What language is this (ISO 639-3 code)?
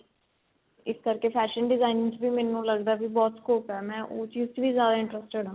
pan